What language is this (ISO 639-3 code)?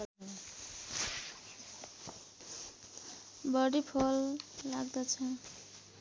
nep